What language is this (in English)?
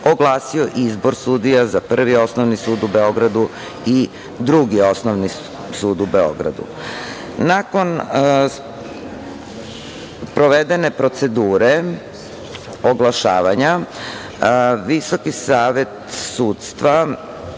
Serbian